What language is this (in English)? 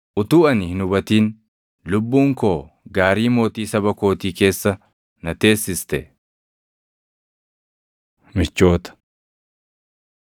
Oromo